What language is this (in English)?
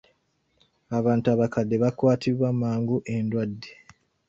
Ganda